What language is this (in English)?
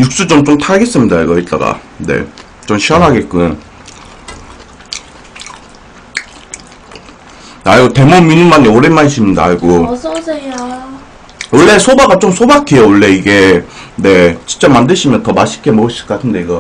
Korean